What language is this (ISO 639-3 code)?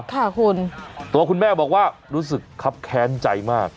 tha